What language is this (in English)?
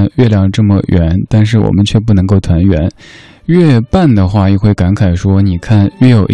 Chinese